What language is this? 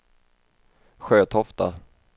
Swedish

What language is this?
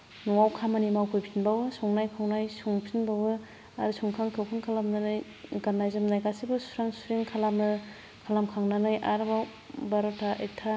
Bodo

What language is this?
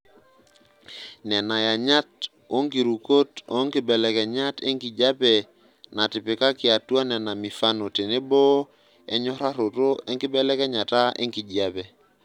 Masai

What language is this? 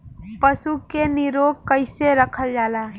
Bhojpuri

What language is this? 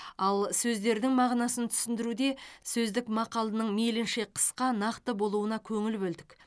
Kazakh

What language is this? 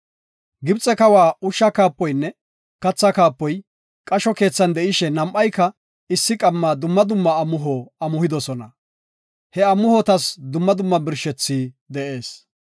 Gofa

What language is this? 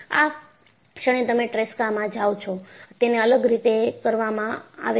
Gujarati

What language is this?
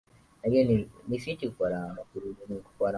Swahili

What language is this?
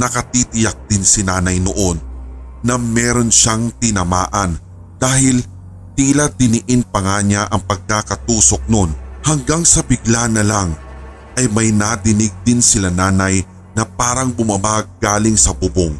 Filipino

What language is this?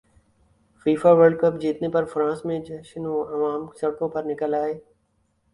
Urdu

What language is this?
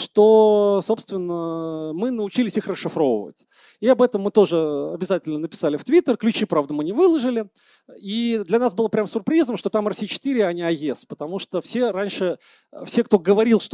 Russian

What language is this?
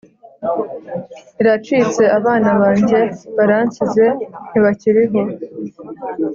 Kinyarwanda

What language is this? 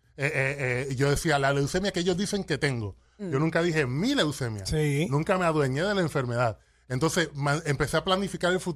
Spanish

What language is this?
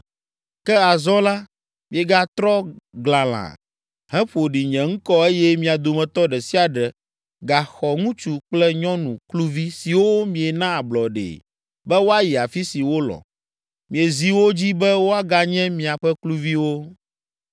Ewe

